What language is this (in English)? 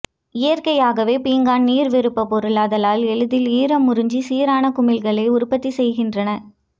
Tamil